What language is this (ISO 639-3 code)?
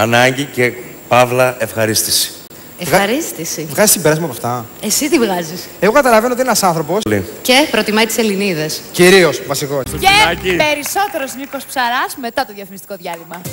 ell